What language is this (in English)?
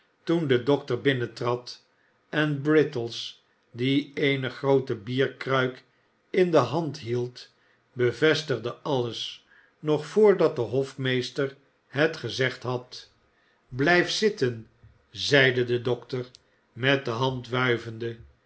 Dutch